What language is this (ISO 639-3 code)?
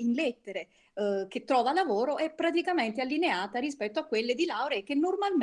ita